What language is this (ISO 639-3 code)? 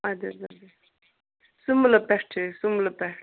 kas